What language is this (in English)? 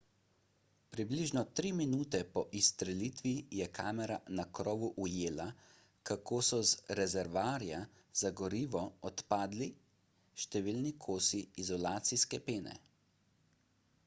Slovenian